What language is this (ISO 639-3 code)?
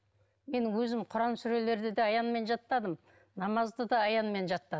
kaz